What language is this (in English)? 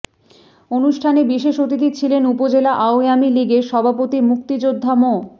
Bangla